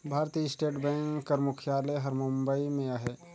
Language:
Chhattisgarhi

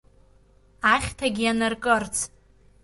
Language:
Abkhazian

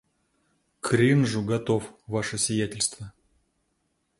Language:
Russian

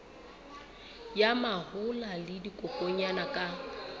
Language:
Southern Sotho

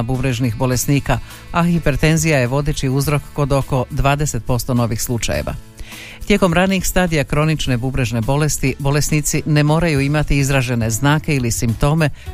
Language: Croatian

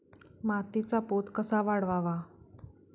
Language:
Marathi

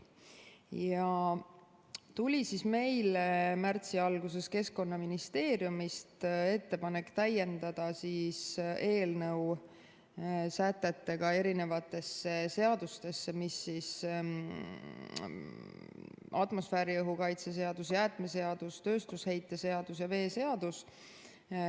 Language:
Estonian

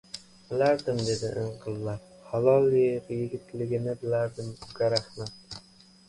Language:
Uzbek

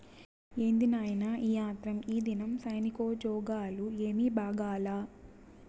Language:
Telugu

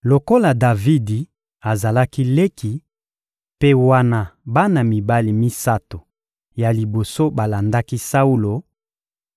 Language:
Lingala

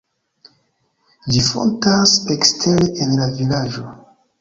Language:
Esperanto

